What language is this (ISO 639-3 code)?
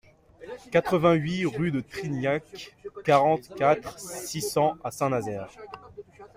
fra